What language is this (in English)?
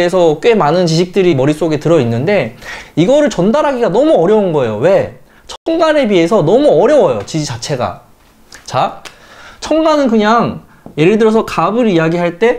Korean